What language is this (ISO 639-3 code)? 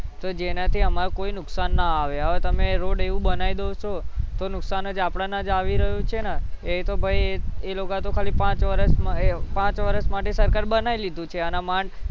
guj